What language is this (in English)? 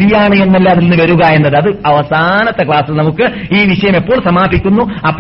Malayalam